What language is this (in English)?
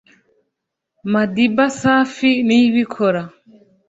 Kinyarwanda